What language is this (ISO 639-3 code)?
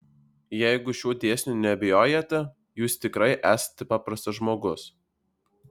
lit